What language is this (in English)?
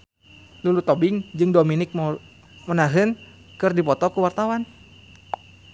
Sundanese